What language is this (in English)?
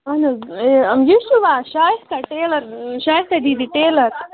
Kashmiri